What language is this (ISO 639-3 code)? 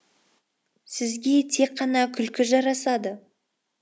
kaz